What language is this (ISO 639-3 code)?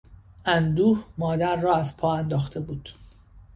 fas